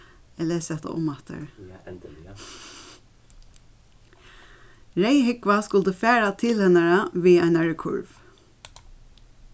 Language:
Faroese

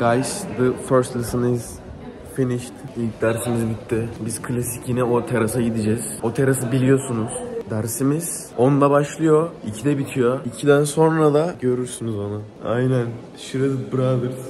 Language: Turkish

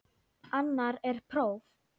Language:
Icelandic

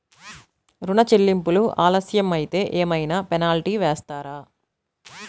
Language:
Telugu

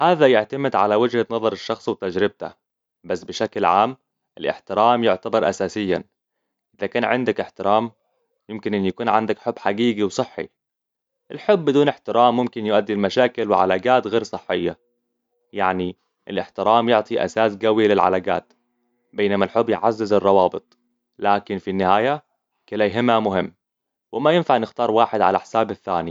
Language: Hijazi Arabic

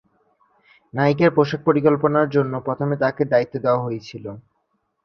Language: Bangla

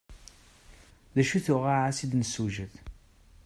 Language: Kabyle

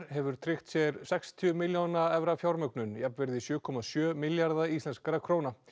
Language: Icelandic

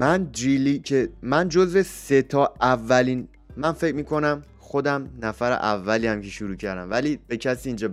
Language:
Persian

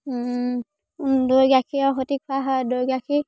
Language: Assamese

